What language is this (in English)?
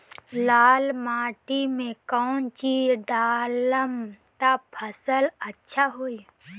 Bhojpuri